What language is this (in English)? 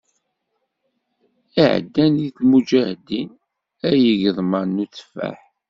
Kabyle